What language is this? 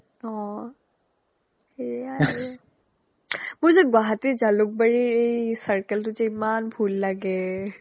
Assamese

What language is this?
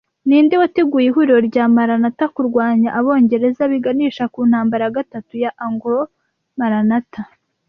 Kinyarwanda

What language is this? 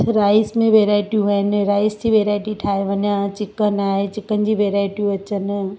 Sindhi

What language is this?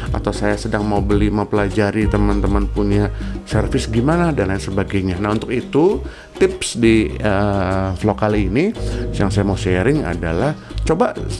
Indonesian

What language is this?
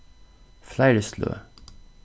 Faroese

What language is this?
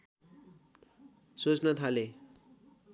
Nepali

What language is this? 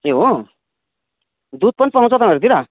Nepali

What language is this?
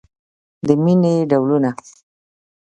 Pashto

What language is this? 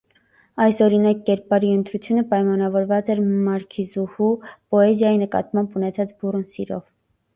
Armenian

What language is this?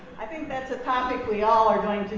English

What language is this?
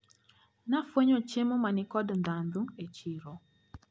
Luo (Kenya and Tanzania)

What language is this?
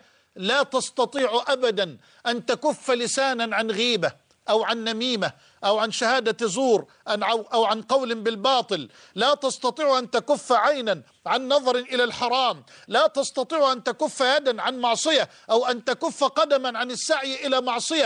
Arabic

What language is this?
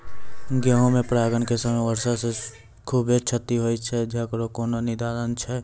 Maithili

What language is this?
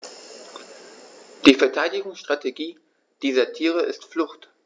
German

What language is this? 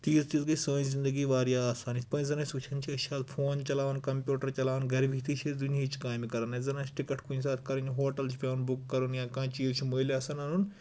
Kashmiri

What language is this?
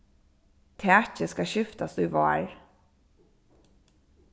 Faroese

